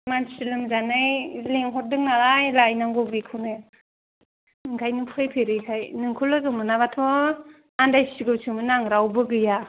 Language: Bodo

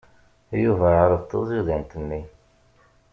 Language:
Kabyle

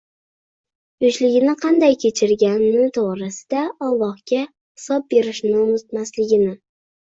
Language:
Uzbek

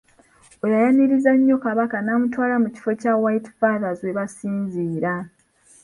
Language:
Ganda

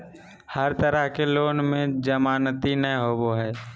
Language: Magahi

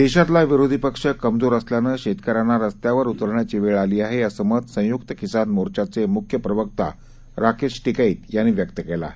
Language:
Marathi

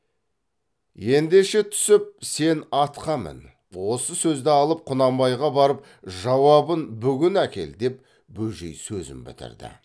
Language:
Kazakh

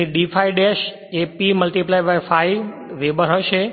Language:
Gujarati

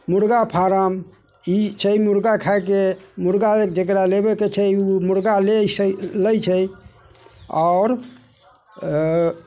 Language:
Maithili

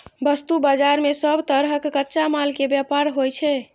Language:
Maithili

